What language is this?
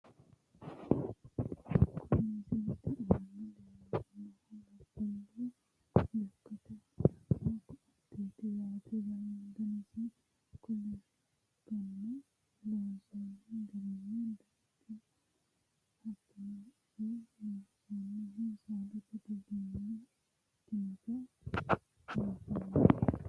Sidamo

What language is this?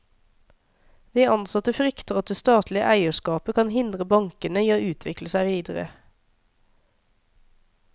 Norwegian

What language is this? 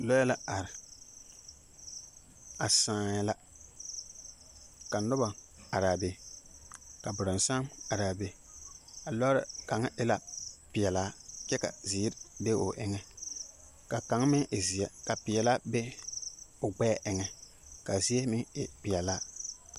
Southern Dagaare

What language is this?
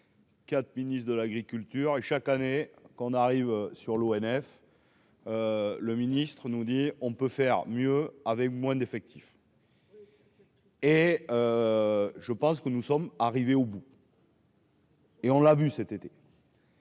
French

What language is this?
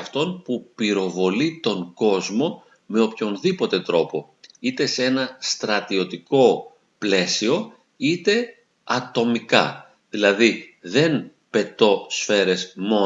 Greek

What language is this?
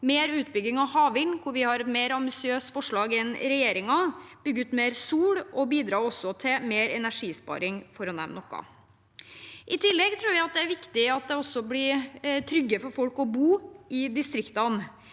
Norwegian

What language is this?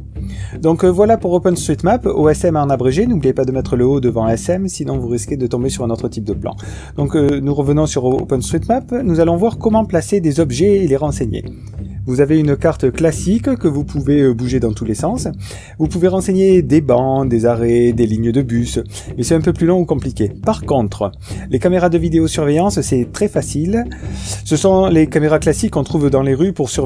French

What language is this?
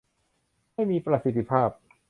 Thai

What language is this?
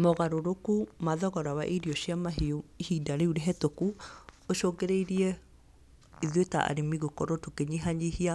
Kikuyu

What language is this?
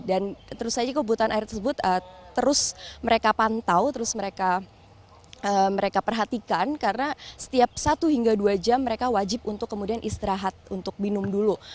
Indonesian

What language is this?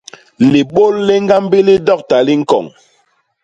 Basaa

